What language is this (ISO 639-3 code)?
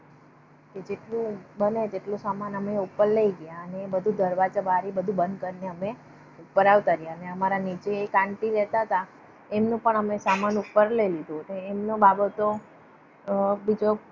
guj